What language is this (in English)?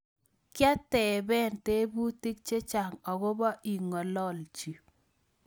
Kalenjin